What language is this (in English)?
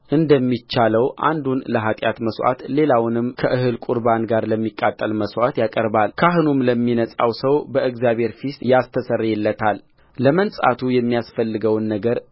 Amharic